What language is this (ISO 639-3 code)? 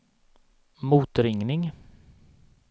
swe